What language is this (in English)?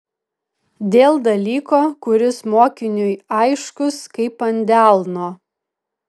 Lithuanian